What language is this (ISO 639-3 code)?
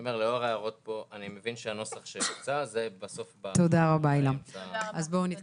heb